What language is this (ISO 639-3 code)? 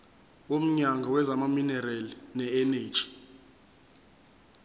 zul